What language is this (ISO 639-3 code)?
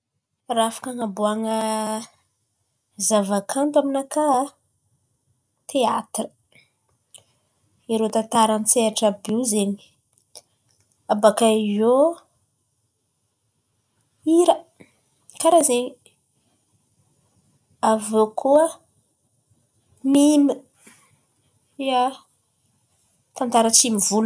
xmv